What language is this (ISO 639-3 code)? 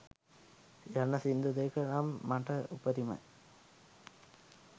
sin